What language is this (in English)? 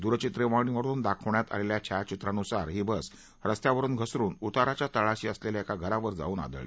Marathi